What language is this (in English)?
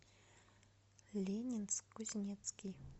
Russian